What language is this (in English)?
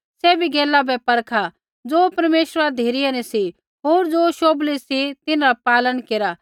Kullu Pahari